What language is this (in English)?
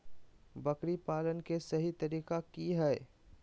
Magahi